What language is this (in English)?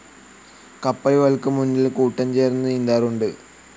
Malayalam